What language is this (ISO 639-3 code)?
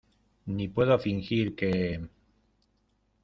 spa